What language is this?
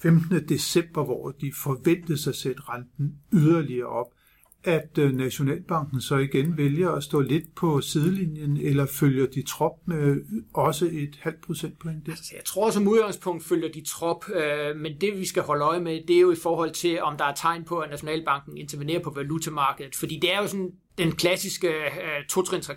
Danish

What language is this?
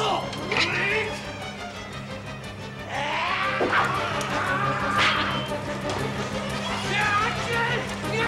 Japanese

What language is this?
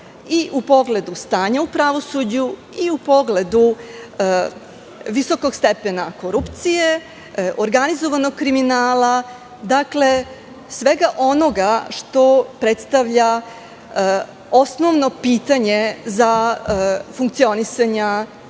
Serbian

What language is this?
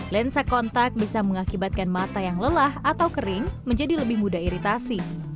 Indonesian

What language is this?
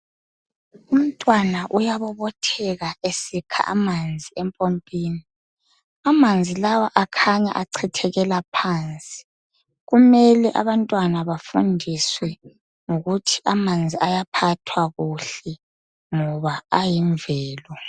North Ndebele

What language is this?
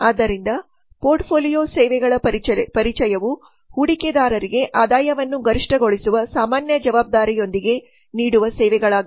Kannada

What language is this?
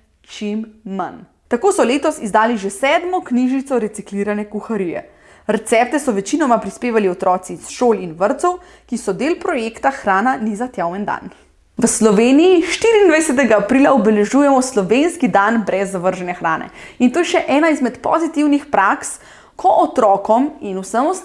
Slovenian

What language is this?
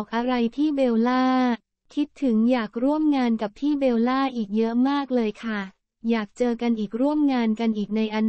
Thai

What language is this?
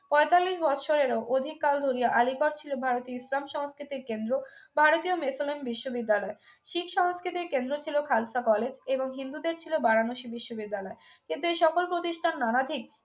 Bangla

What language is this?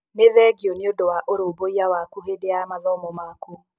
Kikuyu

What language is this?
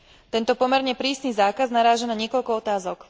Slovak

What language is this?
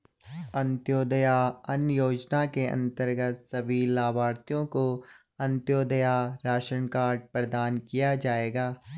Hindi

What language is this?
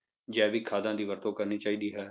Punjabi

